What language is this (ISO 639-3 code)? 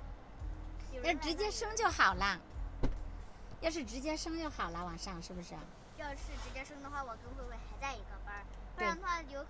zho